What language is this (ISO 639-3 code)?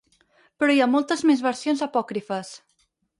cat